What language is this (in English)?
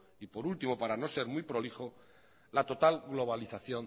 Spanish